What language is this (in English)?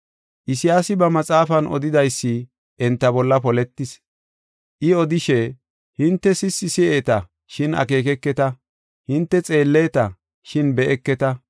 Gofa